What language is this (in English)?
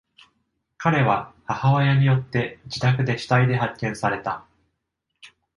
Japanese